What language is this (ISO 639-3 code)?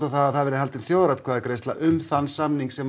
isl